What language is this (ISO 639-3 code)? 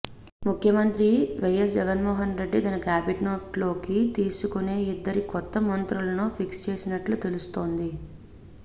tel